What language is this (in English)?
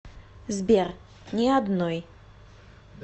Russian